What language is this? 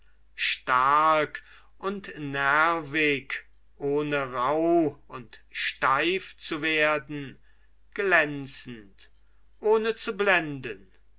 German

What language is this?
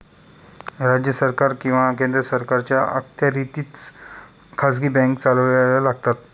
Marathi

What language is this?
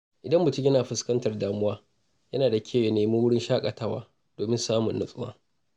Hausa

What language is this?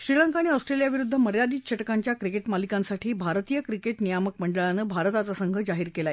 Marathi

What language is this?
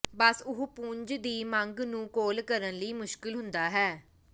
Punjabi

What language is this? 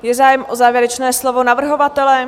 Czech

